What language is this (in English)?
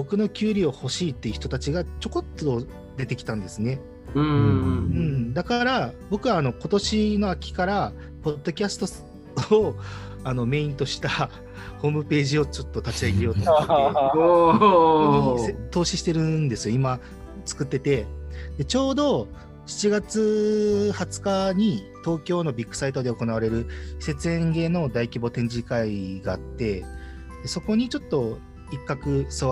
Japanese